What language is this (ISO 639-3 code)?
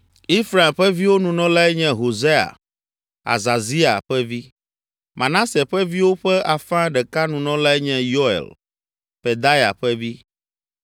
ewe